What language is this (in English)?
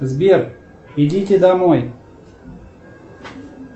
Russian